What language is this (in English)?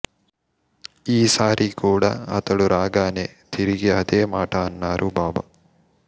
Telugu